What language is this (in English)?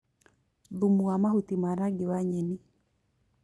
Kikuyu